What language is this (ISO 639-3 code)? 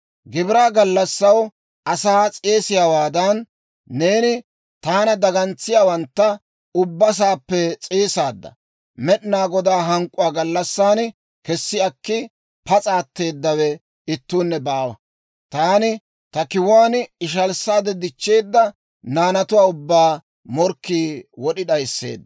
dwr